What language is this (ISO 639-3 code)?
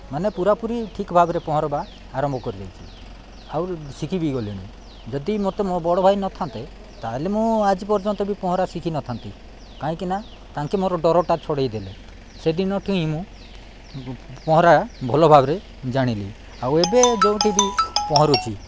ori